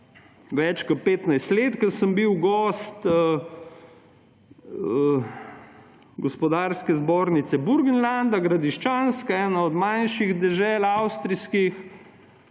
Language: Slovenian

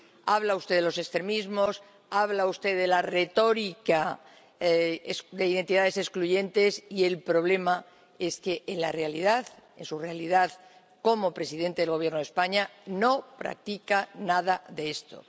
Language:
Spanish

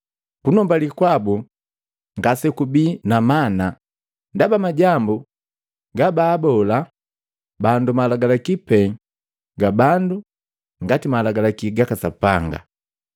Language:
Matengo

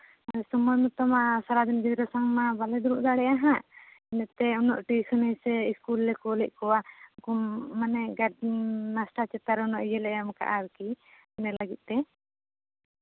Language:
Santali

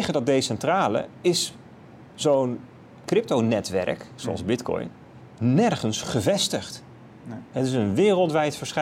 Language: Dutch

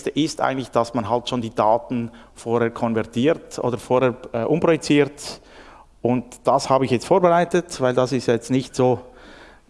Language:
German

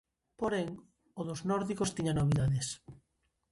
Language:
Galician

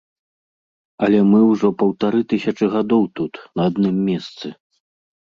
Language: Belarusian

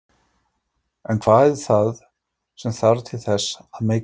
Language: Icelandic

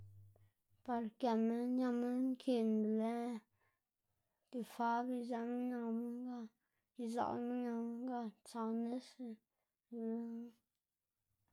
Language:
Xanaguía Zapotec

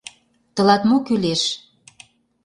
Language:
Mari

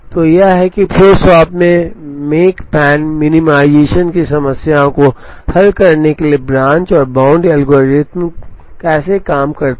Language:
Hindi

